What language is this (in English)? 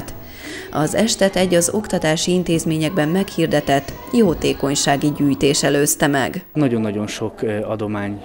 Hungarian